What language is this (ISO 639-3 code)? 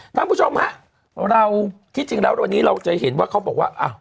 tha